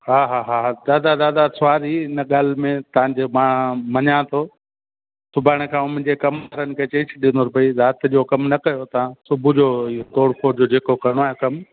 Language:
Sindhi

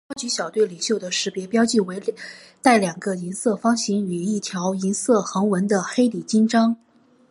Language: Chinese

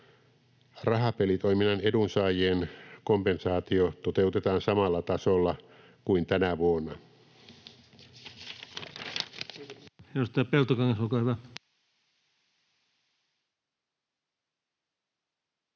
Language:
Finnish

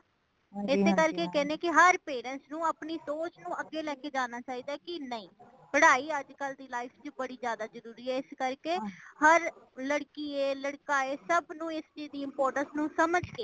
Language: Punjabi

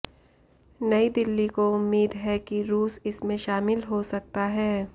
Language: Hindi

